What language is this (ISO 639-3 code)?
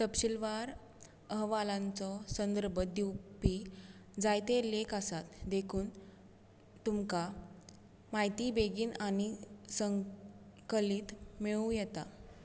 kok